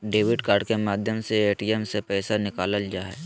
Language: Magahi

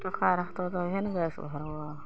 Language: Maithili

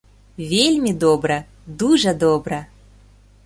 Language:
Belarusian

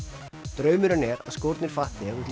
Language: Icelandic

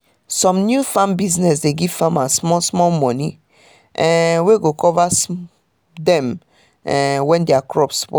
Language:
Nigerian Pidgin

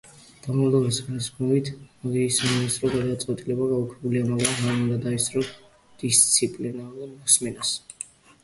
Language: Georgian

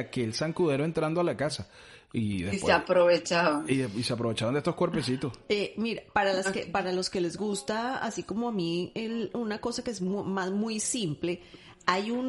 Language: Spanish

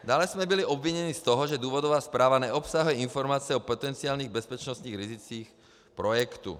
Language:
Czech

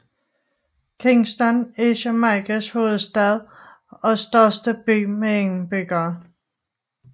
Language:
Danish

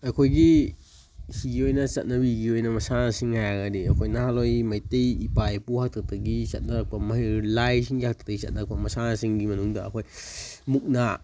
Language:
Manipuri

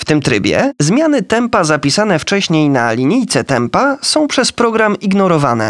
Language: Polish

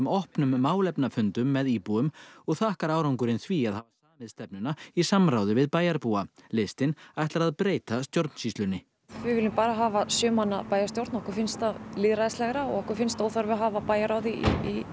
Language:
Icelandic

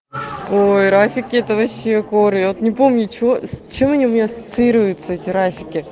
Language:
Russian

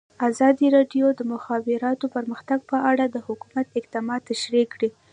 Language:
Pashto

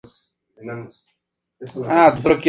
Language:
Spanish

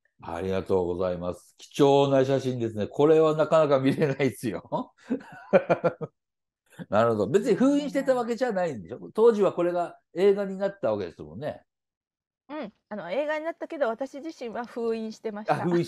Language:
Japanese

